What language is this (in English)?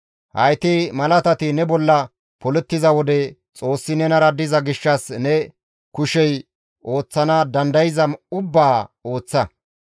Gamo